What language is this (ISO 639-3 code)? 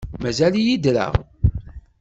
kab